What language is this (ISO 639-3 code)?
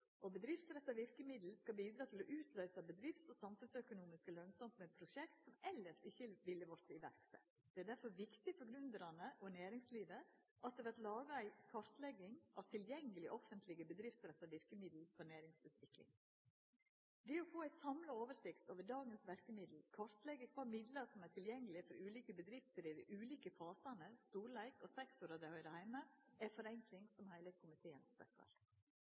nno